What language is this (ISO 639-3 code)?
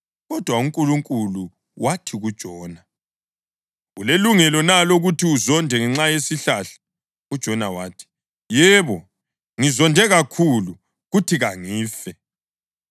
nde